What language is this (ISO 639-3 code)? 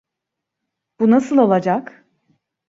tur